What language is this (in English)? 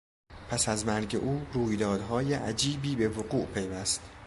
Persian